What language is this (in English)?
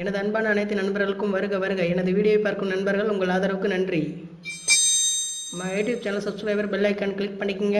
Tamil